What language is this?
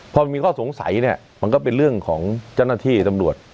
Thai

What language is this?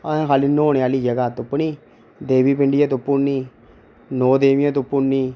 Dogri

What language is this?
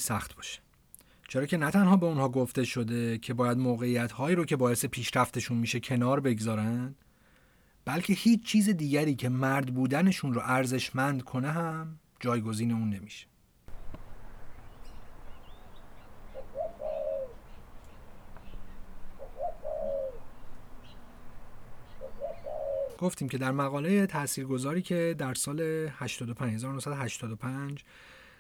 Persian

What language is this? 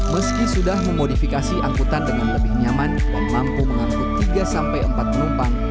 Indonesian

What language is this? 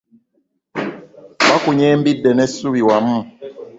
Ganda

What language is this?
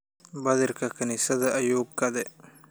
Somali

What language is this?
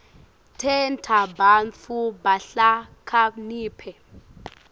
Swati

